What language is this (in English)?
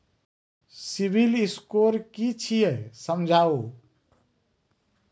Maithili